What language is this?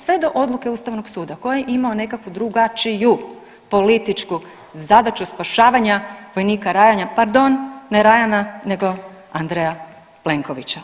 Croatian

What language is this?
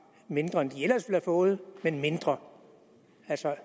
Danish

